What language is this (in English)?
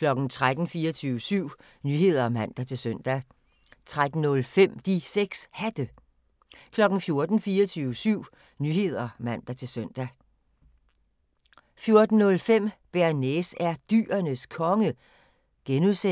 Danish